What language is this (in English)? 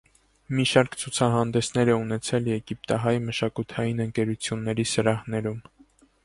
Armenian